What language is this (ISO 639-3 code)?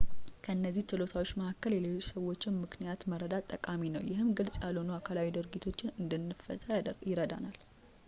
amh